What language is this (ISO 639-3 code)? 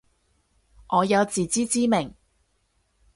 yue